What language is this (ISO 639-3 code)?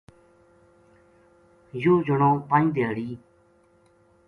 gju